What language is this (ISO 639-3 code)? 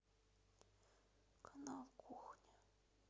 rus